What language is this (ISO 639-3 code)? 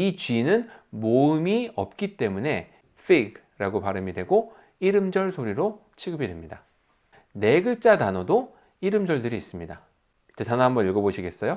kor